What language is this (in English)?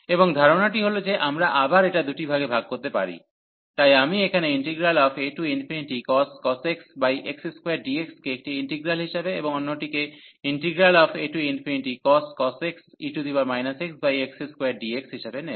Bangla